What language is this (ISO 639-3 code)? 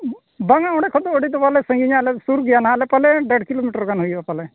sat